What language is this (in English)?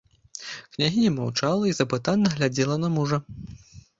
Belarusian